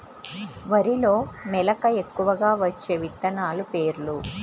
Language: Telugu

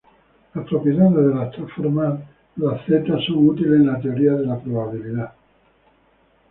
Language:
Spanish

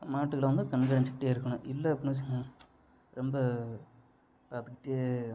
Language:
Tamil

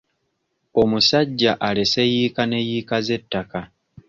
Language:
Ganda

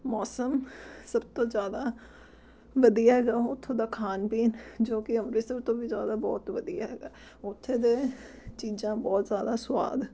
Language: Punjabi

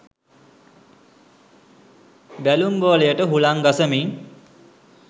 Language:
Sinhala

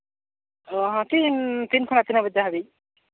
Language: Santali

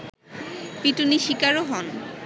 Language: Bangla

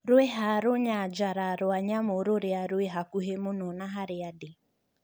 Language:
Kikuyu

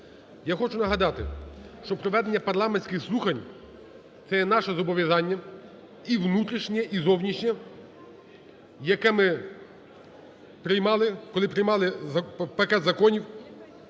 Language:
Ukrainian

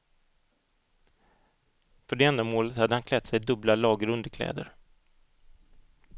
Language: Swedish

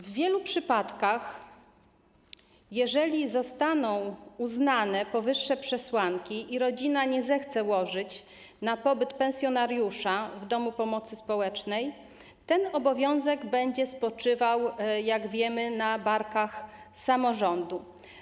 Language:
Polish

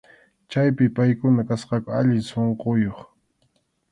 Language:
Arequipa-La Unión Quechua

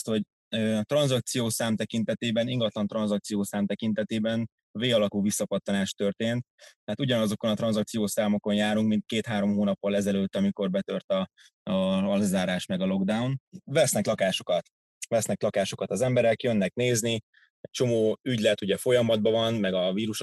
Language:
Hungarian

